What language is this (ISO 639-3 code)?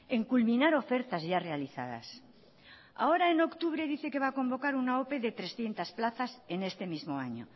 spa